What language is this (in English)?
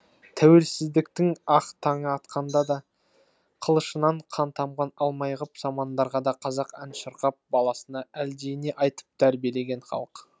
Kazakh